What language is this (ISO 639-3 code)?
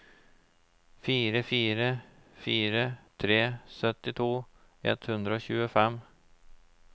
nor